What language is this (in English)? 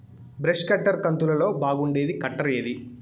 Telugu